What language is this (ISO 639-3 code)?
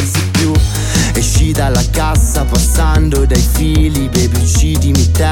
ita